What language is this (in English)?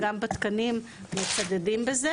Hebrew